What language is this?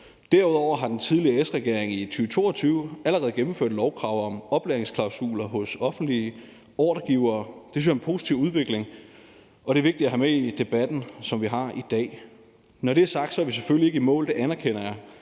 Danish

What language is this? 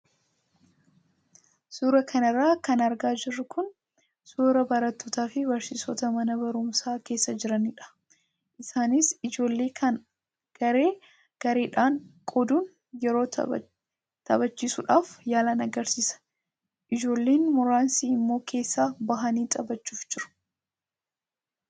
Oromo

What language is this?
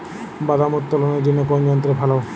Bangla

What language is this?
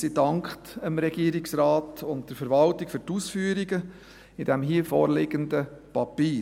Swiss German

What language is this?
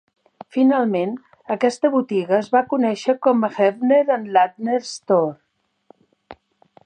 Catalan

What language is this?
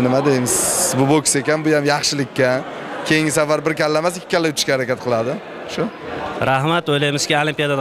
Turkish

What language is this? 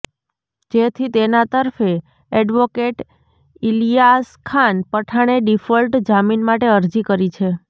Gujarati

